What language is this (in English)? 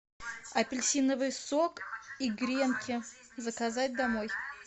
Russian